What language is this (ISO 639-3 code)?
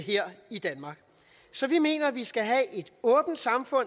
dan